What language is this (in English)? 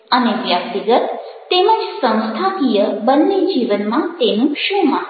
Gujarati